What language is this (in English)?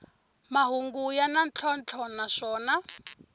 Tsonga